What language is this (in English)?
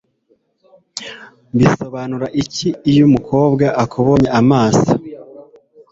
Kinyarwanda